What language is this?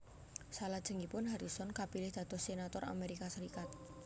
Javanese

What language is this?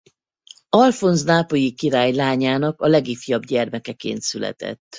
Hungarian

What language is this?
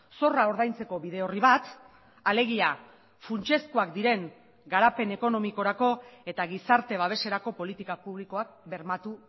Basque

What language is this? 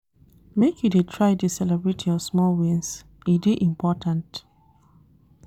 Nigerian Pidgin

